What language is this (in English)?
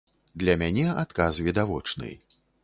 Belarusian